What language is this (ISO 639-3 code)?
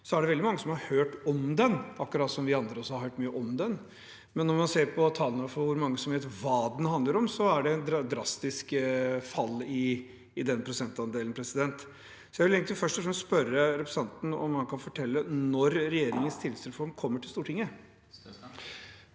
nor